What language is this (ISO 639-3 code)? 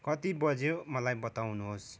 nep